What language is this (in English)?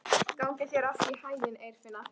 Icelandic